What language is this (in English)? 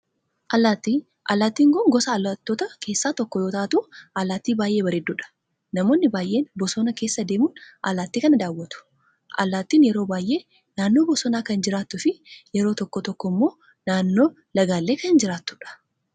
Oromo